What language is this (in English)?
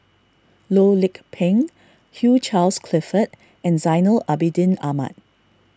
English